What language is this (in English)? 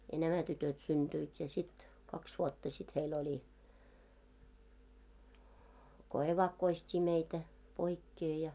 Finnish